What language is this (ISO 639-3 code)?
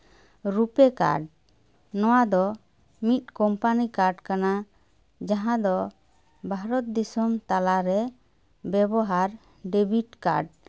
sat